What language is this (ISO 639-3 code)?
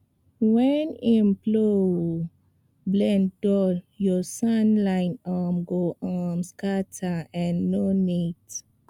pcm